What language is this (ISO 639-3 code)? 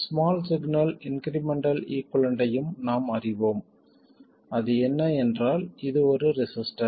tam